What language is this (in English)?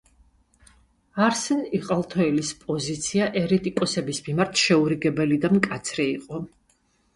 Georgian